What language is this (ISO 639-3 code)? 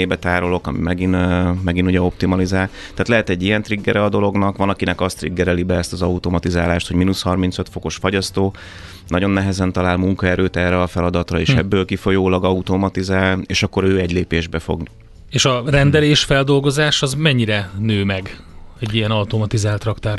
hun